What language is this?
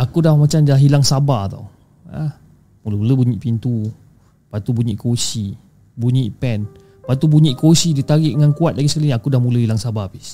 Malay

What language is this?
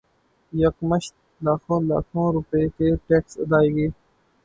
Urdu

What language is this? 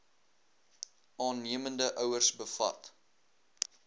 Afrikaans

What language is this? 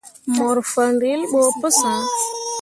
Mundang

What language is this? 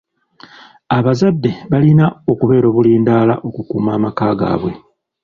Ganda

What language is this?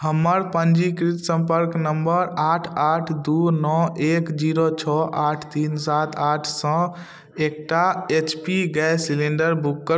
Maithili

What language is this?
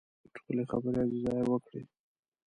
Pashto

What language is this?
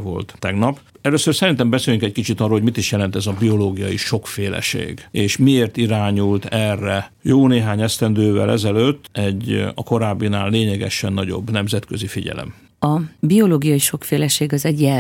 Hungarian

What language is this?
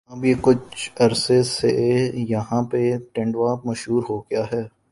Urdu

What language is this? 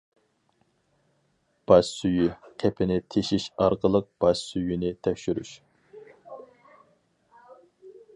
Uyghur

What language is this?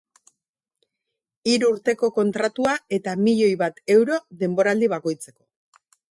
Basque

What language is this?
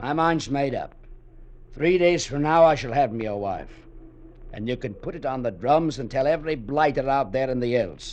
English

